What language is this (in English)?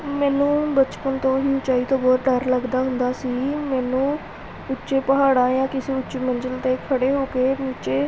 Punjabi